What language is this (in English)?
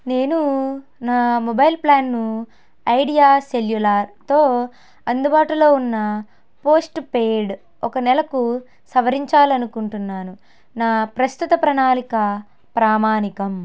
Telugu